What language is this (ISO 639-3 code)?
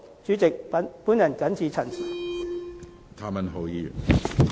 yue